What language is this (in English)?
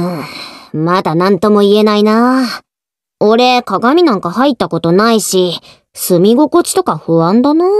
Japanese